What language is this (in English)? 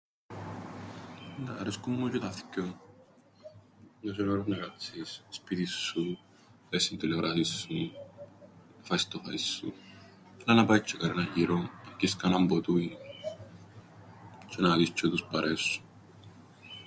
Greek